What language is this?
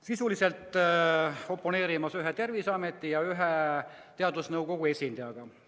Estonian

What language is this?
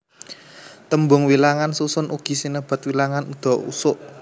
Javanese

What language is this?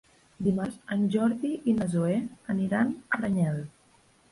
Catalan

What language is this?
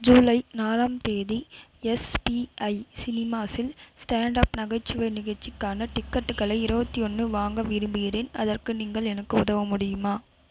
Tamil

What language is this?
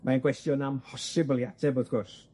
Welsh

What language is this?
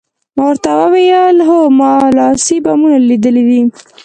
Pashto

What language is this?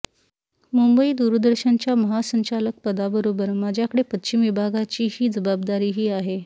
Marathi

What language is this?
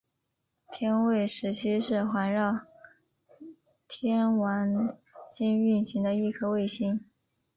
Chinese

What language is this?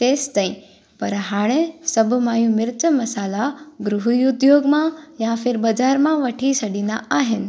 Sindhi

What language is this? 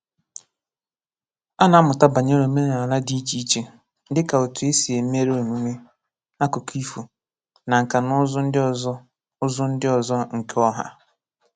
Igbo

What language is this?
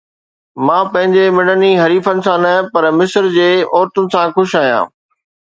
Sindhi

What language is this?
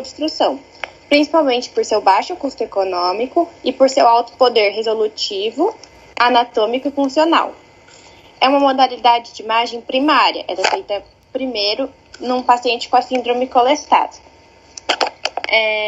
Portuguese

